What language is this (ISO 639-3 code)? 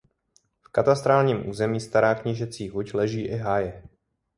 ces